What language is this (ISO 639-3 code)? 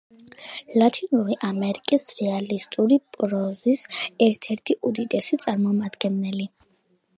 kat